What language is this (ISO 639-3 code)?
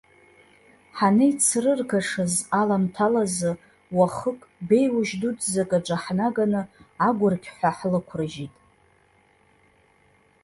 abk